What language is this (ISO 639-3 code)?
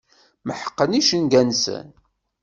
kab